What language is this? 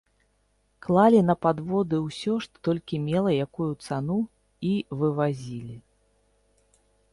Belarusian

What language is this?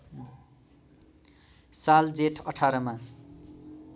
Nepali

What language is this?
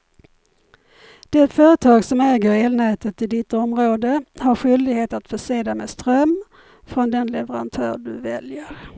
Swedish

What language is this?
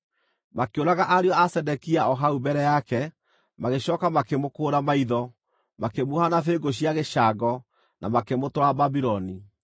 Kikuyu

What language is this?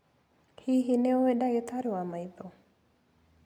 Kikuyu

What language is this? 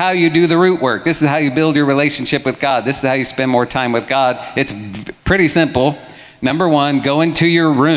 English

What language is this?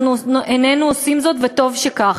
Hebrew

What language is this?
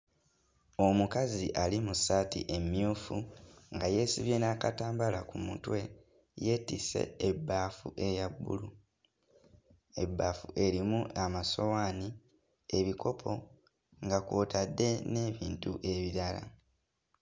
Ganda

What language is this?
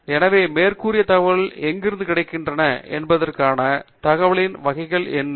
Tamil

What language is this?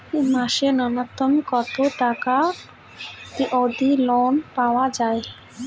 Bangla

